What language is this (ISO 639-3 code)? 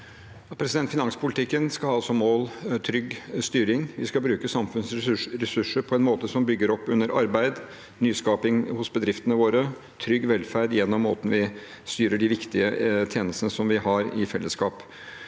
nor